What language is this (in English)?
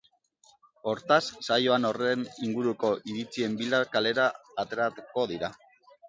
Basque